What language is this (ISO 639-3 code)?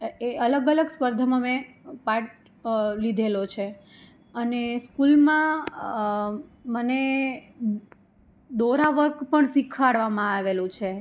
guj